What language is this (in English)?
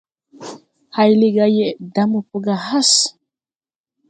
Tupuri